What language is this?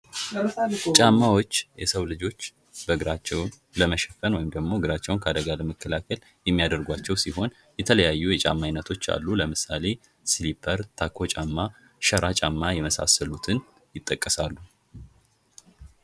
Amharic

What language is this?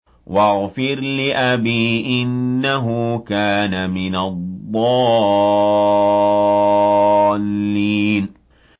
Arabic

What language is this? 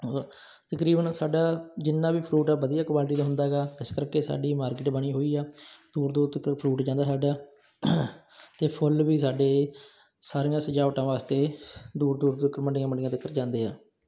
Punjabi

